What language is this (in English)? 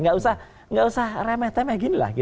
Indonesian